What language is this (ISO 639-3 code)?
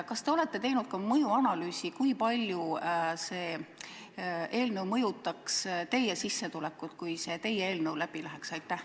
est